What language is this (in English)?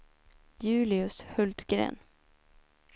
Swedish